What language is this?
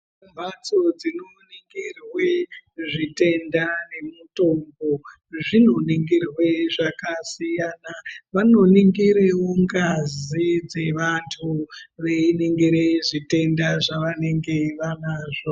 Ndau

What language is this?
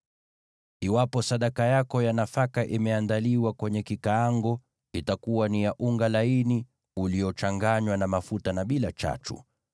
Swahili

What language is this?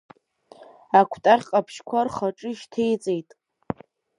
Abkhazian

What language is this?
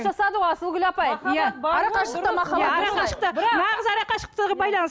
Kazakh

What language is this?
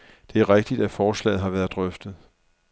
Danish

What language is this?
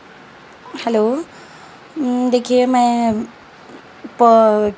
Urdu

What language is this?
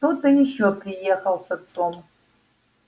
Russian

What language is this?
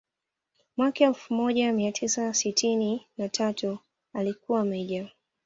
Swahili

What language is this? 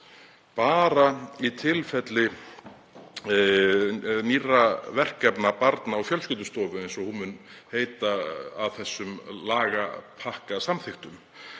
Icelandic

